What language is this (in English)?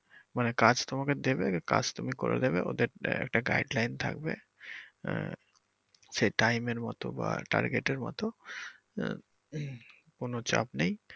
Bangla